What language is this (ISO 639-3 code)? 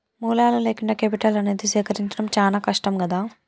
tel